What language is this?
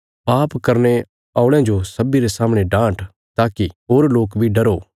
Bilaspuri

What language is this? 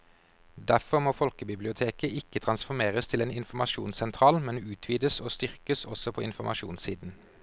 Norwegian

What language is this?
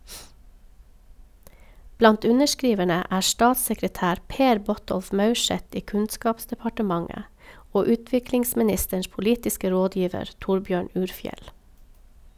Norwegian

